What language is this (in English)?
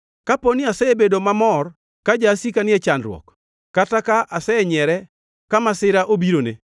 Luo (Kenya and Tanzania)